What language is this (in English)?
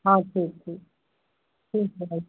Hindi